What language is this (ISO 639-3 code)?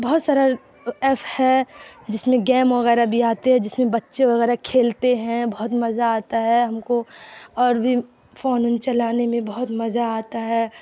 urd